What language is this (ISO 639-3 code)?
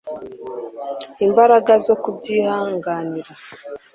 kin